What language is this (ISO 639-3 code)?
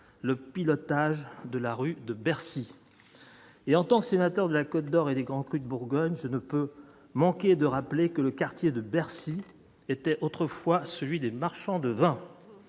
fra